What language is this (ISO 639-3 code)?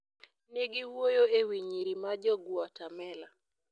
luo